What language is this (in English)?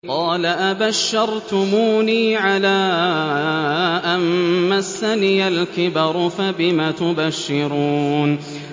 Arabic